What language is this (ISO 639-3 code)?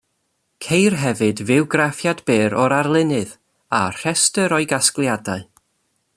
cym